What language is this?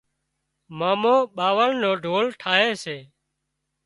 Wadiyara Koli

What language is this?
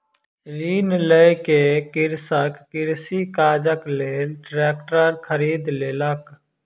Maithili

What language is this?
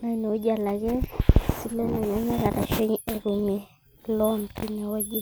Masai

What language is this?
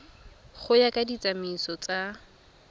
Tswana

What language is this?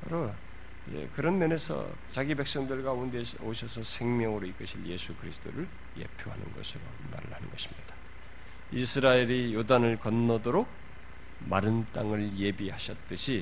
Korean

